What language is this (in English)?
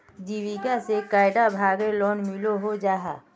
Magahi